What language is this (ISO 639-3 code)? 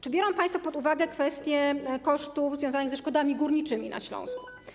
pol